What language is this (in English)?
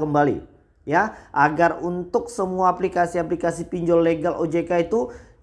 Indonesian